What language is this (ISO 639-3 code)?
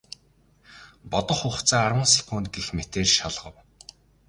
mon